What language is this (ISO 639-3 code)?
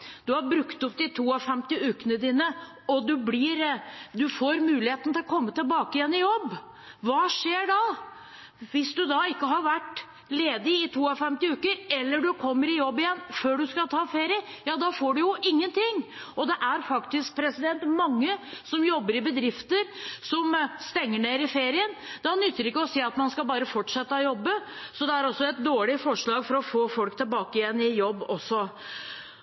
nob